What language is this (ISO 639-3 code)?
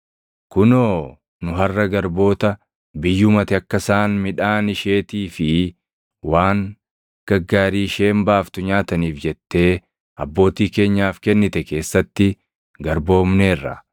orm